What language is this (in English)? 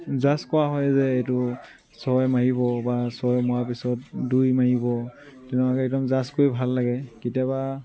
Assamese